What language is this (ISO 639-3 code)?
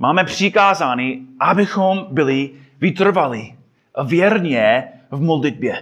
ces